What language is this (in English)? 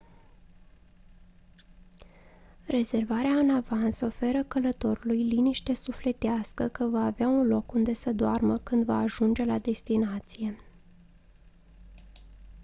Romanian